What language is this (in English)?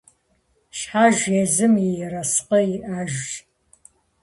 Kabardian